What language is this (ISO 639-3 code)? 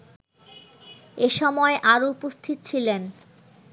ben